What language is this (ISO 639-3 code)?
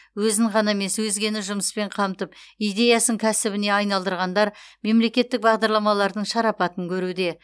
kaz